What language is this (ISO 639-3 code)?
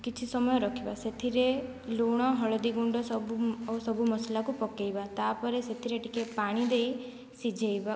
ori